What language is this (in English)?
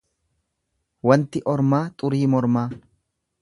Oromo